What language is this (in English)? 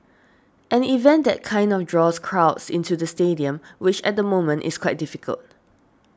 English